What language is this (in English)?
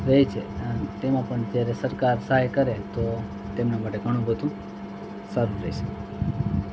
Gujarati